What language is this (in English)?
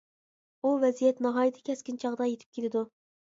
Uyghur